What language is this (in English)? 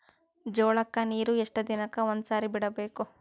Kannada